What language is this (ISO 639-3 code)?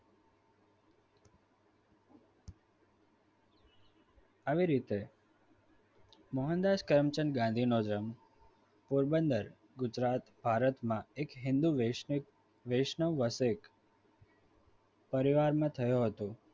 guj